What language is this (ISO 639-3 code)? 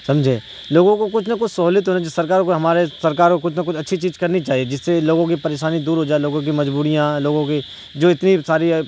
urd